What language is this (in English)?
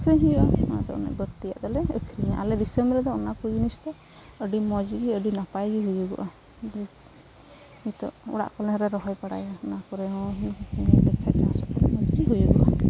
Santali